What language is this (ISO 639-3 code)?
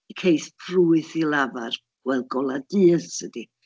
cym